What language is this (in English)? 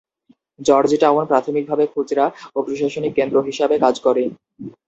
Bangla